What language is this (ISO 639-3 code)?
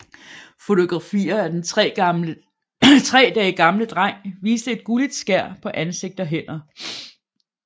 dan